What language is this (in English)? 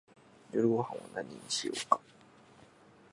Japanese